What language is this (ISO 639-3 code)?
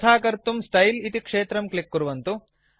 san